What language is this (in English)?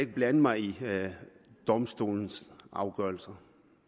Danish